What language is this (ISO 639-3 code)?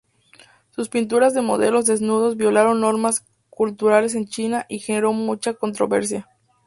spa